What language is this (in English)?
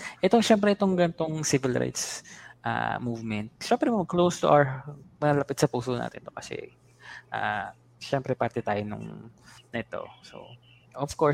Filipino